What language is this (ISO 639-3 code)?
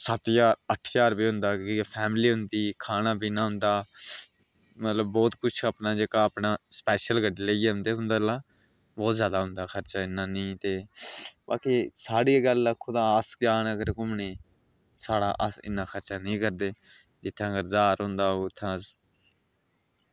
doi